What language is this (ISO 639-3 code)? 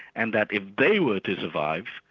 eng